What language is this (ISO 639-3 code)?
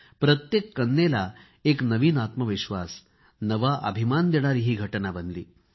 mar